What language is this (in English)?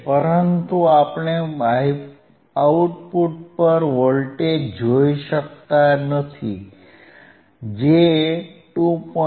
Gujarati